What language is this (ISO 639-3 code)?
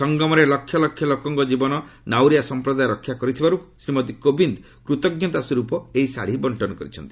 ori